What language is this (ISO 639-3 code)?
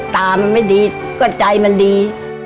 tha